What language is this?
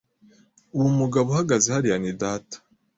Kinyarwanda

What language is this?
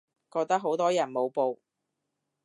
Cantonese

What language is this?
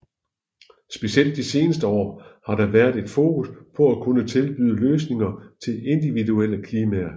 Danish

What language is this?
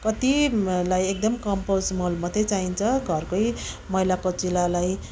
Nepali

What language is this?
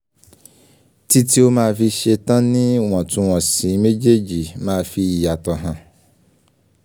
Yoruba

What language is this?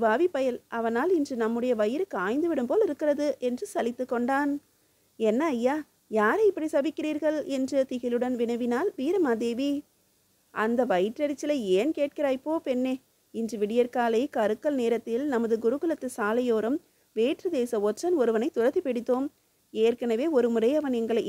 Tamil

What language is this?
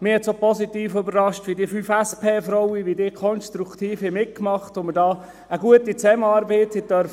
Swiss German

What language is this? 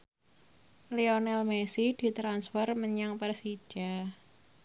Javanese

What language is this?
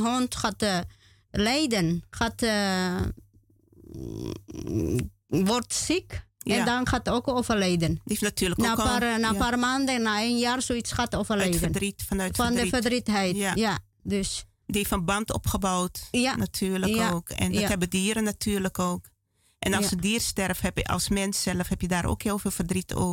Dutch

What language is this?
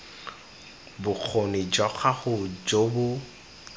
Tswana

